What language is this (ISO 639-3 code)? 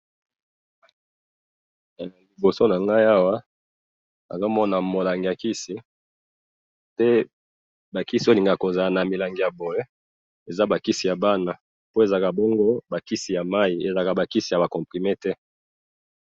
lin